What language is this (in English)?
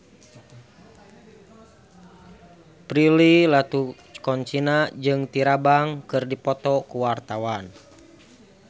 Sundanese